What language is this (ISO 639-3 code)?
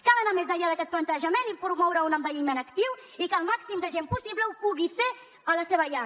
cat